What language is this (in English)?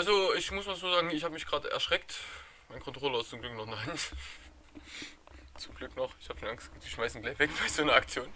German